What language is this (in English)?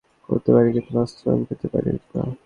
Bangla